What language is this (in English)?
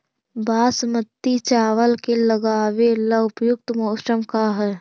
Magahi